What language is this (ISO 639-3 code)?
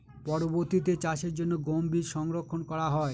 ben